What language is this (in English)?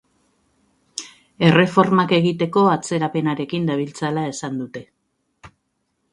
Basque